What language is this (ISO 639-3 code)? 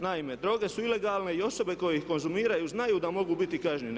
hrv